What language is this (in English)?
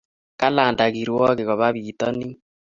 Kalenjin